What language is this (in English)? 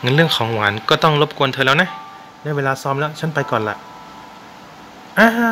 Thai